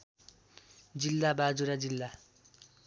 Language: Nepali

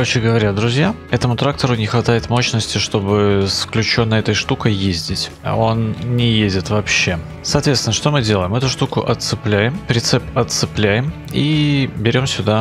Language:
Russian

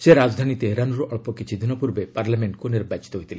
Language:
Odia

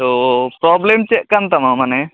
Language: Santali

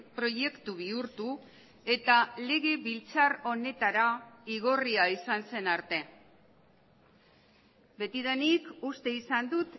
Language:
Basque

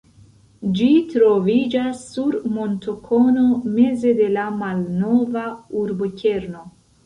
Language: Esperanto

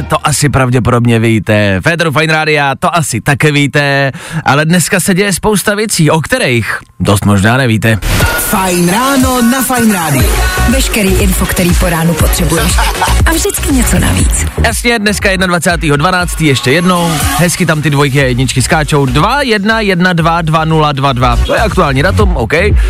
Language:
Czech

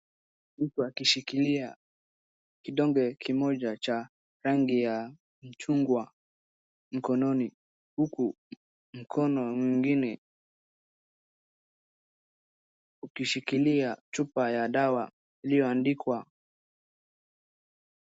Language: Swahili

